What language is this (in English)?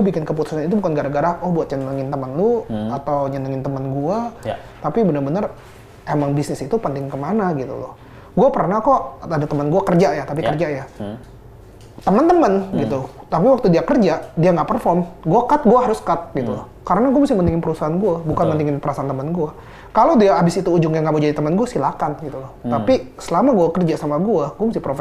Indonesian